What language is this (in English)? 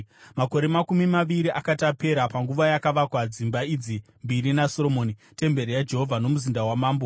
Shona